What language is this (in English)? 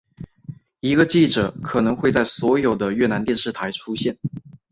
Chinese